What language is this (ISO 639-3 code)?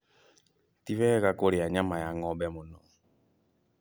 kik